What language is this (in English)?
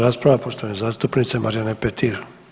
Croatian